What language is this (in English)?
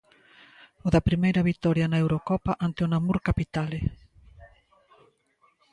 Galician